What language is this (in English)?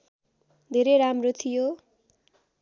Nepali